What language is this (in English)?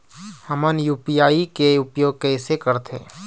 Chhattisgarhi